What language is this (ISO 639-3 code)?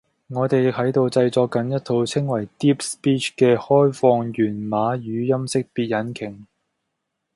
yue